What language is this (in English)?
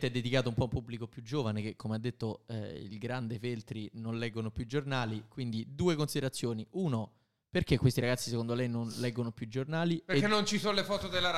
Italian